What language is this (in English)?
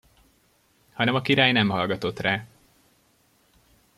Hungarian